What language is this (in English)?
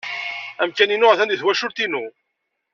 Kabyle